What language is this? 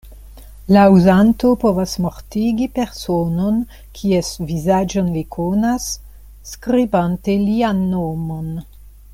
Esperanto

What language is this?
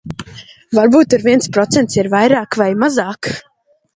Latvian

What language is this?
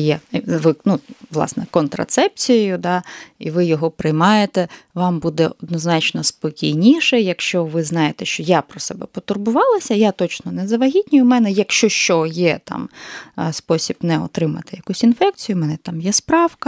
Ukrainian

